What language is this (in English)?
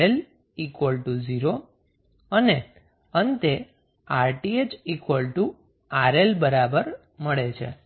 Gujarati